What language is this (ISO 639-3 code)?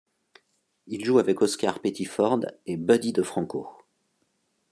fra